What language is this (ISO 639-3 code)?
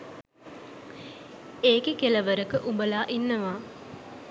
sin